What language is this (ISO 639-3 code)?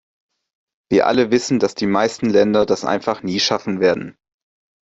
deu